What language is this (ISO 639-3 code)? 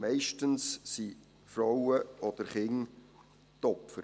gsw